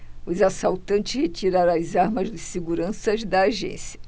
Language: Portuguese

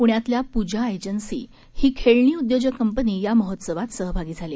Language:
Marathi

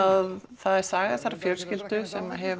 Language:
Icelandic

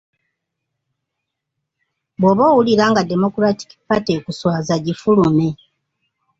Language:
Ganda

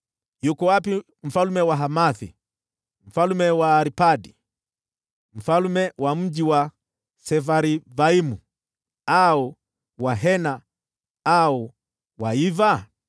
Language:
Swahili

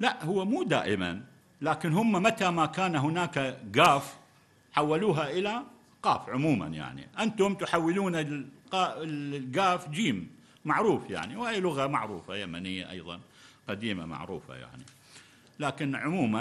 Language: Arabic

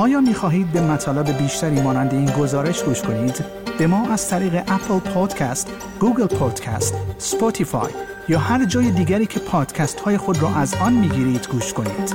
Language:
Persian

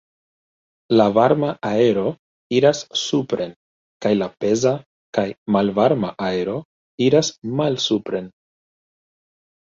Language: Esperanto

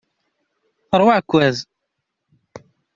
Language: Kabyle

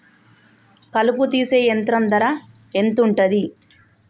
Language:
Telugu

